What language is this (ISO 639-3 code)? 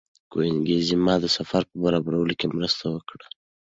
pus